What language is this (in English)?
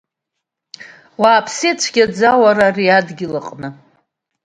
Abkhazian